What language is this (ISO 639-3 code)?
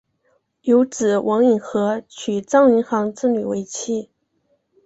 zho